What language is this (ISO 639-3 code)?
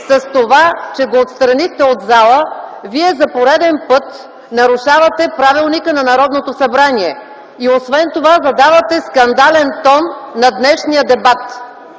bul